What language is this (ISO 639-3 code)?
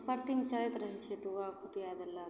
mai